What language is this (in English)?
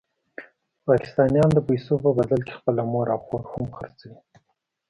Pashto